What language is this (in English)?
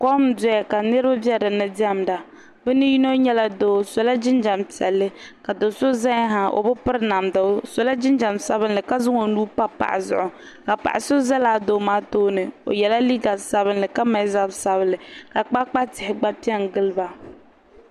Dagbani